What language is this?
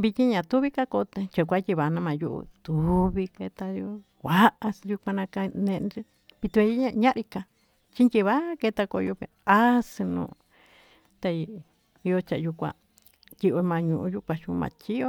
Tututepec Mixtec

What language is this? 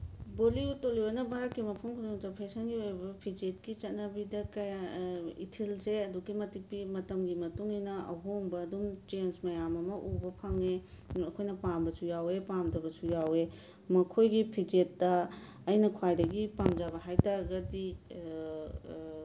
Manipuri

